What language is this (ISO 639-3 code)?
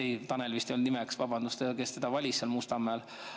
est